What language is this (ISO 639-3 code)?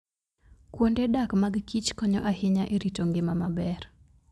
luo